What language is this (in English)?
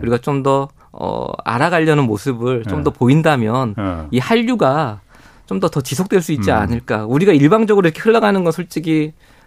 Korean